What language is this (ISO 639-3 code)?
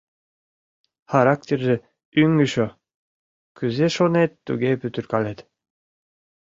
chm